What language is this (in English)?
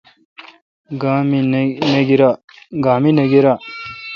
Kalkoti